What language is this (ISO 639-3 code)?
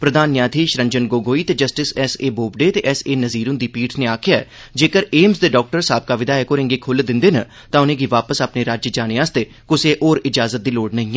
doi